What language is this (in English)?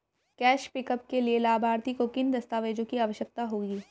Hindi